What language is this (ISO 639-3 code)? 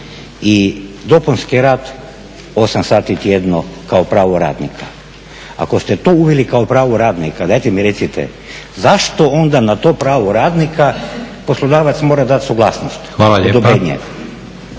hrv